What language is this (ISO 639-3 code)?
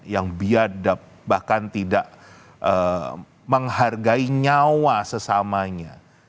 ind